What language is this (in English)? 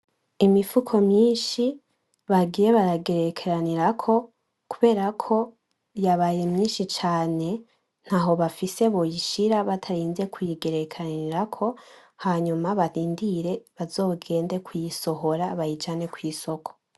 Rundi